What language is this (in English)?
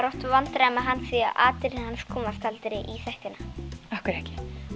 Icelandic